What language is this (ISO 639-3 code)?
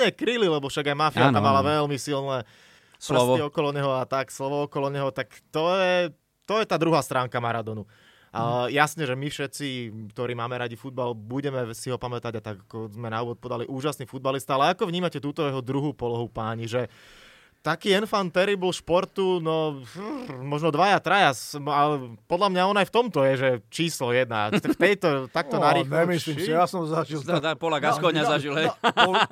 slk